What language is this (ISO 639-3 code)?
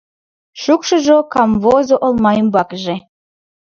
chm